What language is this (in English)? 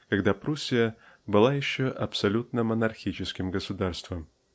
Russian